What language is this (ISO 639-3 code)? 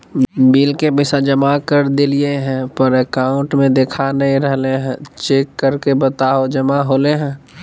mag